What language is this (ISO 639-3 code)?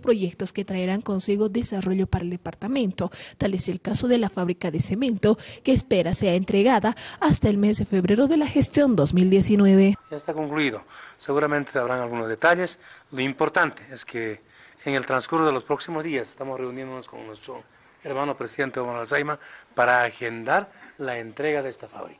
spa